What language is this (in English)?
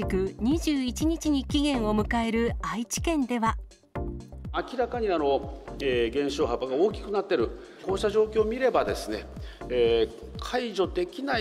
Japanese